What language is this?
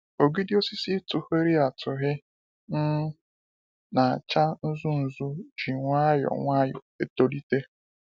Igbo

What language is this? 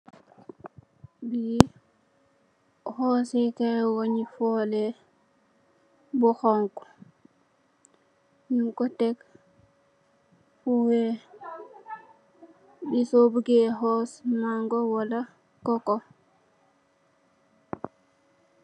Wolof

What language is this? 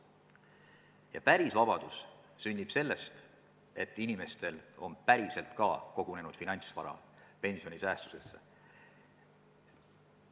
Estonian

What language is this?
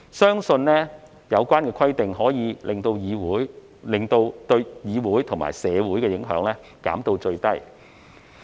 Cantonese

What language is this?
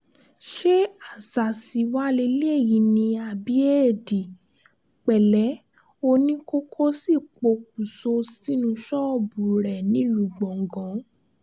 Yoruba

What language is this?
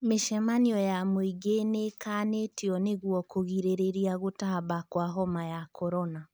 Kikuyu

